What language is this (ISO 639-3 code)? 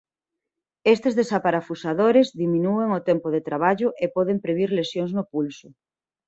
glg